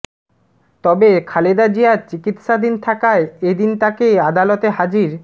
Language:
Bangla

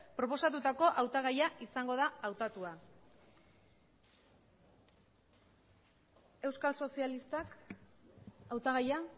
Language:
Basque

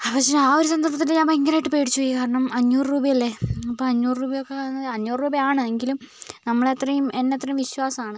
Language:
Malayalam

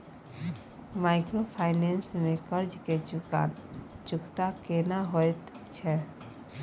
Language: Maithili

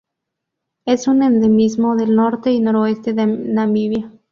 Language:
Spanish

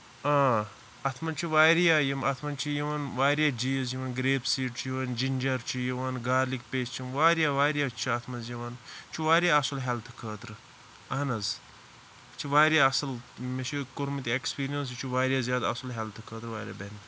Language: Kashmiri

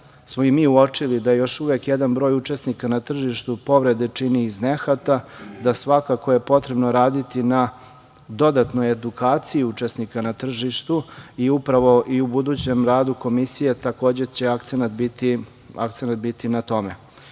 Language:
Serbian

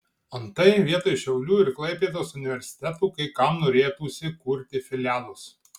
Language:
Lithuanian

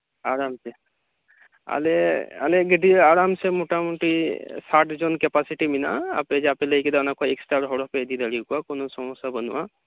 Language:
Santali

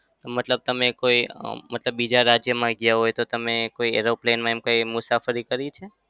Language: Gujarati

